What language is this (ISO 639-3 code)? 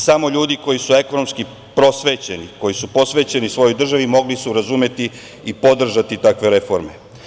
srp